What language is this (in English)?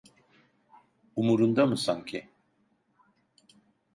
Turkish